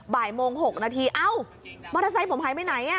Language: Thai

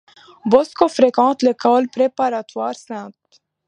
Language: French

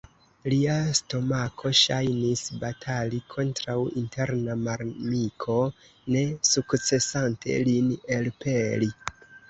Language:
Esperanto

